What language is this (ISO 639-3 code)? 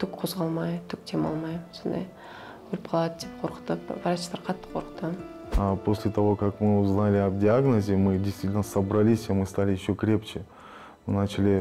rus